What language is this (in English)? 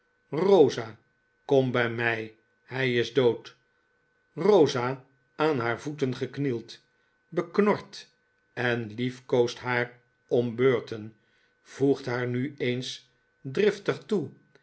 Dutch